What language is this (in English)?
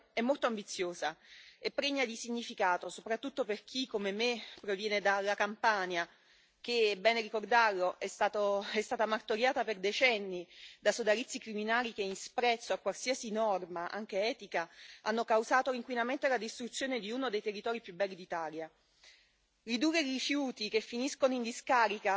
Italian